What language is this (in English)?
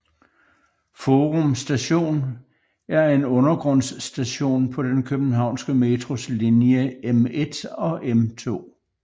Danish